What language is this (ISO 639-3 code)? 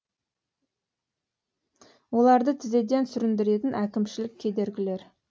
kaz